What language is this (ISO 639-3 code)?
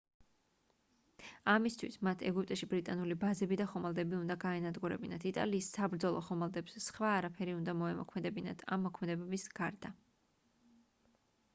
kat